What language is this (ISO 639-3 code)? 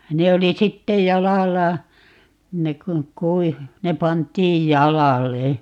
fin